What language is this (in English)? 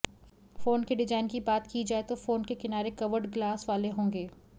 Hindi